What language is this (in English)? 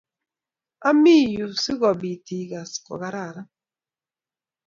Kalenjin